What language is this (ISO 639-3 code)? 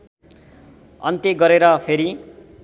nep